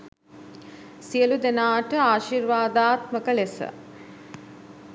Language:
Sinhala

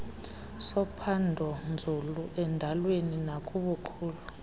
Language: Xhosa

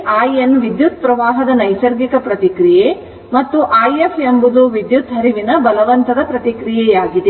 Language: Kannada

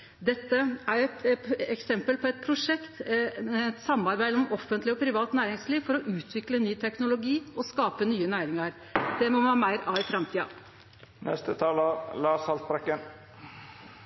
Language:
Norwegian Nynorsk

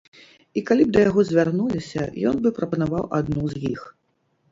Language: Belarusian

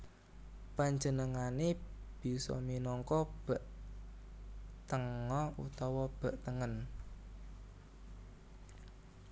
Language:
Javanese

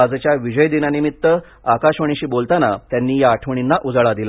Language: Marathi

